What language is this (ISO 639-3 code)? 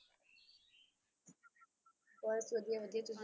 pan